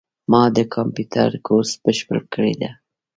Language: Pashto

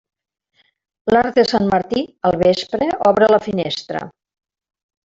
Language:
Catalan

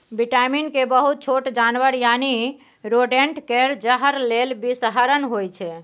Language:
Maithili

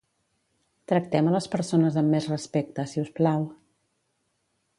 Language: Catalan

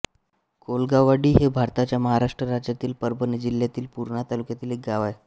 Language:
Marathi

